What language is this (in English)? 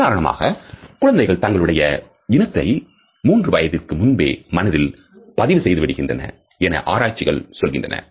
Tamil